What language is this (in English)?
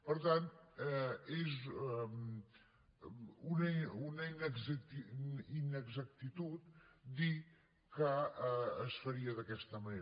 Catalan